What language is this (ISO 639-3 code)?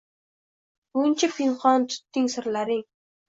uzb